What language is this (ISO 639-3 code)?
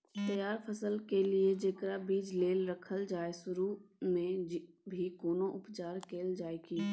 mai